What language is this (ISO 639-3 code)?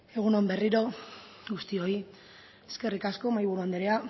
eus